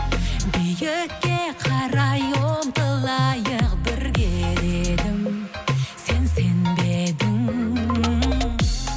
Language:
Kazakh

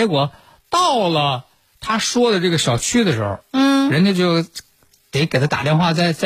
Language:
Chinese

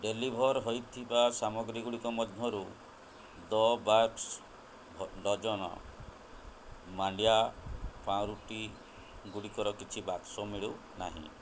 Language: Odia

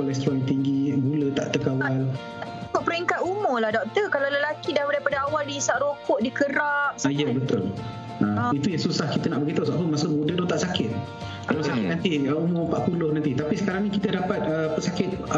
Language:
Malay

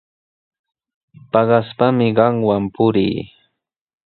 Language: Sihuas Ancash Quechua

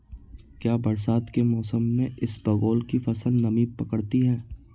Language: Hindi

